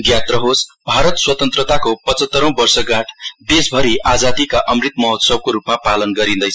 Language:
Nepali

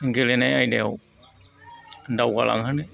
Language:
Bodo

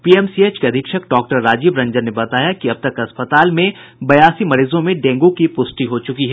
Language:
Hindi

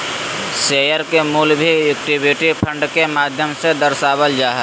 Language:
Magahi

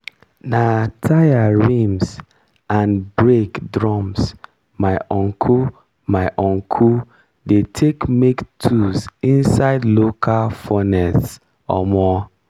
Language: Nigerian Pidgin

